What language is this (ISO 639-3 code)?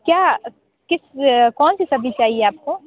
hin